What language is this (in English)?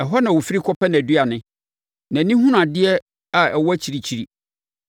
Akan